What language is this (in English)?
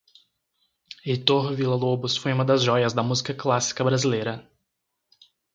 Portuguese